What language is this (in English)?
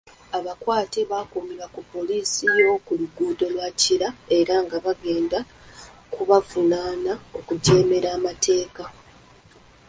Ganda